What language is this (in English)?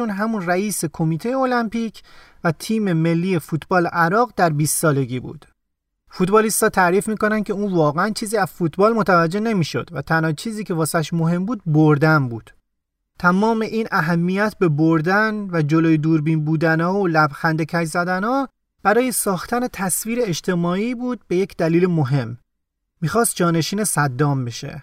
Persian